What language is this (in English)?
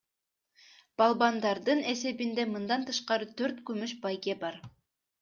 Kyrgyz